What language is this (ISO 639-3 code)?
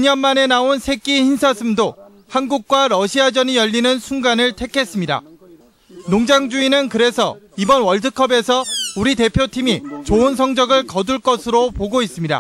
kor